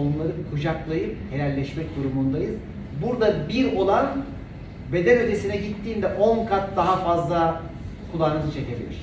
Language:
Turkish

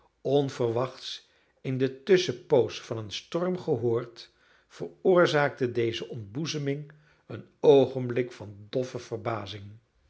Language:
Dutch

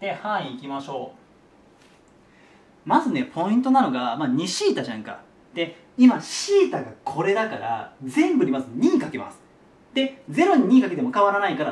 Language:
Japanese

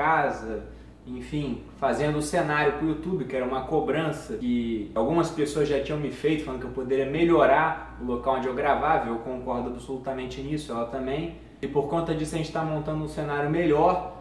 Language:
Portuguese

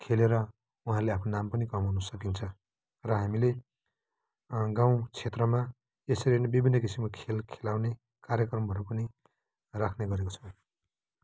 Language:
Nepali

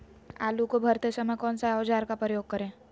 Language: Magahi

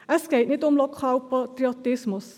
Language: Swiss German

